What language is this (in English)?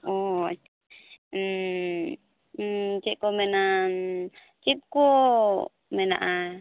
Santali